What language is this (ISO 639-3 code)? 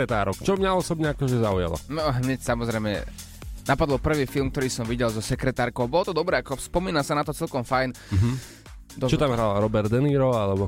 slk